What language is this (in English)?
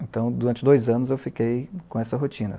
Portuguese